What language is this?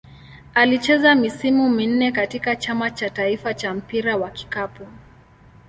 Swahili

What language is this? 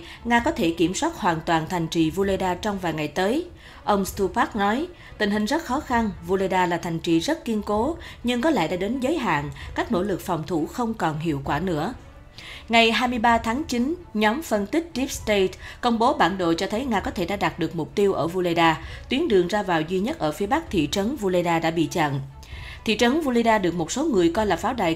Vietnamese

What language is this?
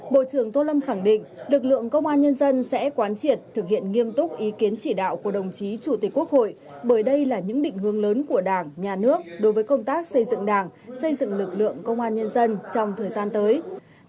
Vietnamese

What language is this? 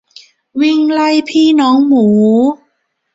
Thai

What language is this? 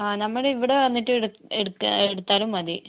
Malayalam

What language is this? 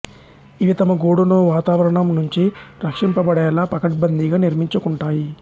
Telugu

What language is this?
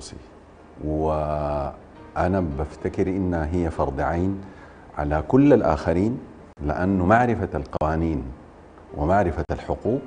Arabic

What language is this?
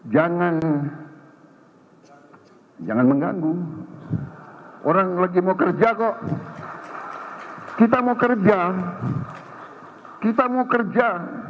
Indonesian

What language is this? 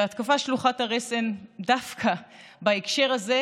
Hebrew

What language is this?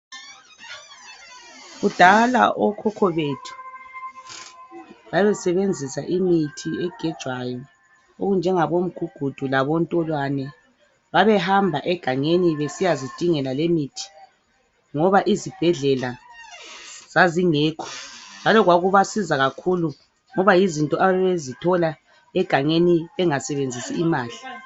North Ndebele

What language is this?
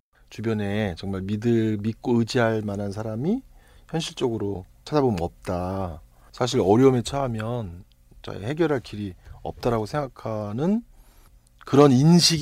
Korean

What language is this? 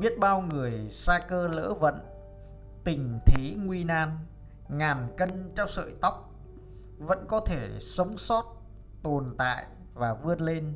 Vietnamese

